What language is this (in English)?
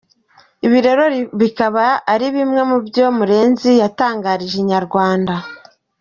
Kinyarwanda